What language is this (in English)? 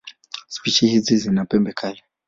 Swahili